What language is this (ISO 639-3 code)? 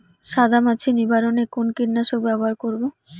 ben